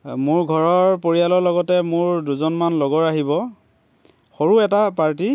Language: Assamese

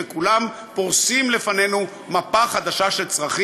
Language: Hebrew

